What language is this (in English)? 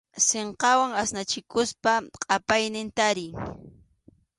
Arequipa-La Unión Quechua